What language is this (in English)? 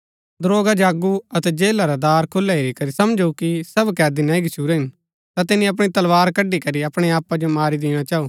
Gaddi